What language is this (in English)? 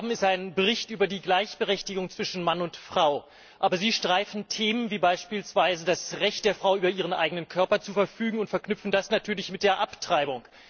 German